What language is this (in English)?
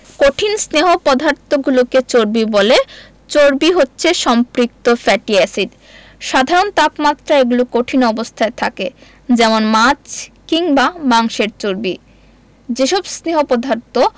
Bangla